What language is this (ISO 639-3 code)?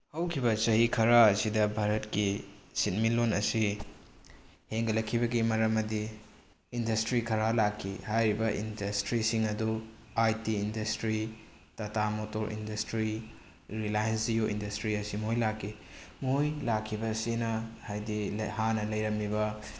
mni